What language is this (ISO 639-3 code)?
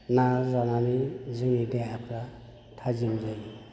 brx